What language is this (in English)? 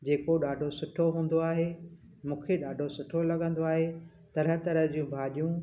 Sindhi